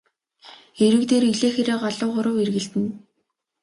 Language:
Mongolian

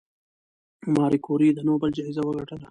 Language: Pashto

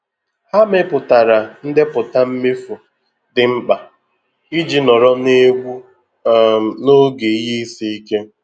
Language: Igbo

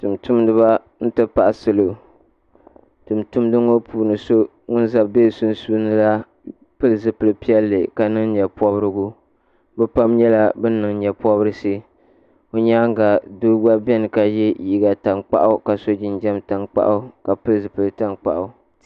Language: Dagbani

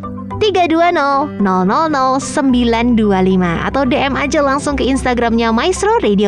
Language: Indonesian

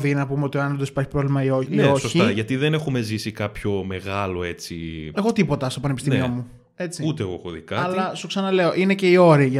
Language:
Greek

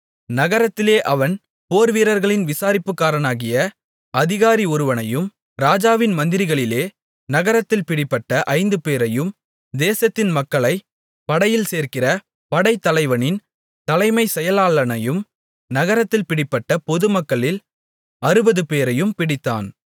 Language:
Tamil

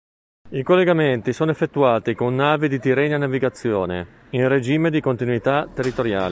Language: Italian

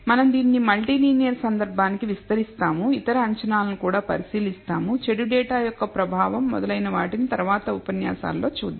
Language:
Telugu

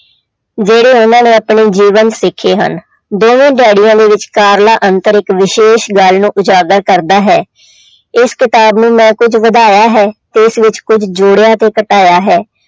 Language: Punjabi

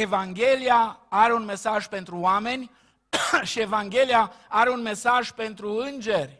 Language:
Romanian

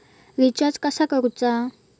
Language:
Marathi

